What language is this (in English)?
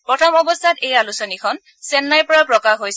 Assamese